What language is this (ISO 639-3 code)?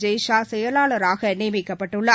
tam